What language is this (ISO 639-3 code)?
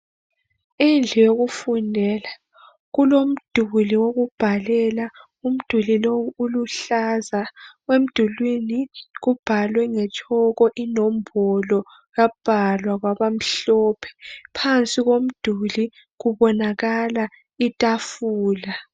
nde